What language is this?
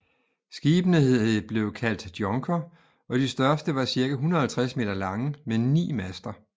Danish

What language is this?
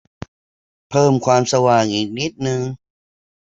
Thai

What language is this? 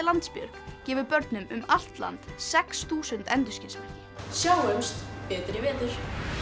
Icelandic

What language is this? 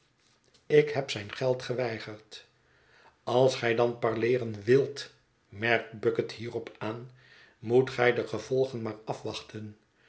Dutch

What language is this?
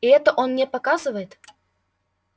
Russian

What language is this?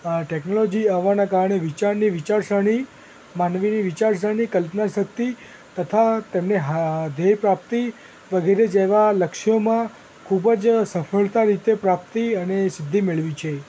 Gujarati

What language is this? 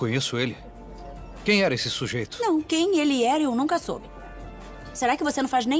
Portuguese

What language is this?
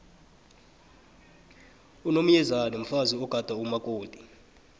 South Ndebele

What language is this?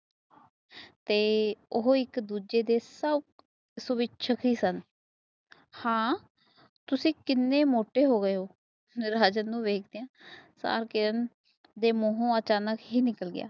Punjabi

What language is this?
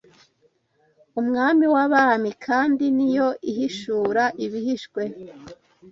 Kinyarwanda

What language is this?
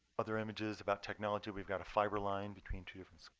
English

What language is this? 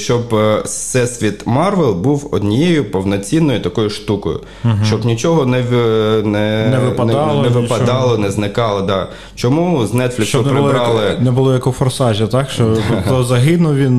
Ukrainian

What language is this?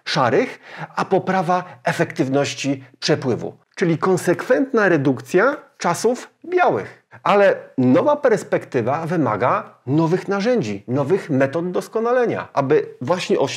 Polish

